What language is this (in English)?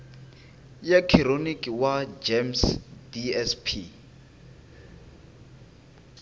Tsonga